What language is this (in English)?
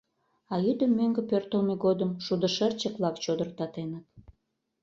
Mari